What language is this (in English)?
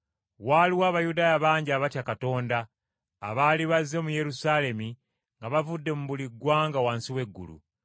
Ganda